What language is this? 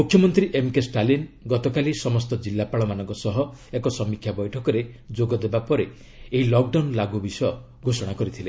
Odia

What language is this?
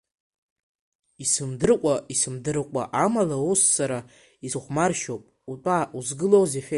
Abkhazian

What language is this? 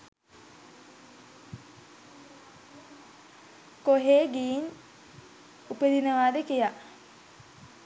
Sinhala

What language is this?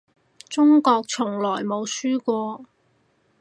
Cantonese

